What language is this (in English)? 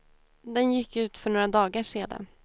Swedish